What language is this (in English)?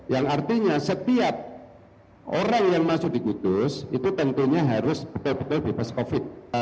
Indonesian